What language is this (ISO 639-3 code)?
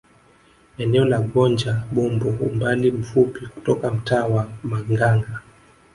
swa